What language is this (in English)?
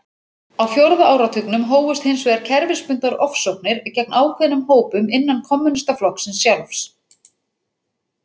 Icelandic